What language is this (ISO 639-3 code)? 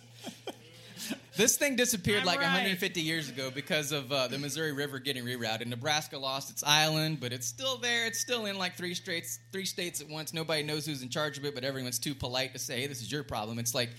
eng